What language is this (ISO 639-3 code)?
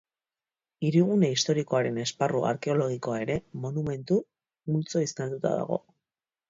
eus